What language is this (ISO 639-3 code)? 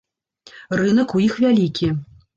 bel